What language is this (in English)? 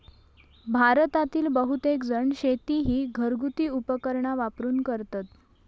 Marathi